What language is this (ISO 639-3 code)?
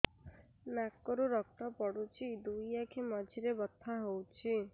ori